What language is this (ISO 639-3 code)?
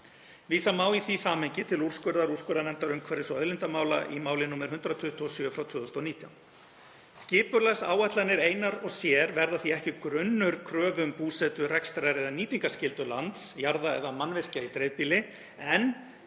isl